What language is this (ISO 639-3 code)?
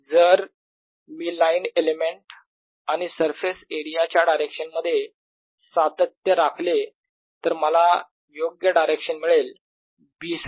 mar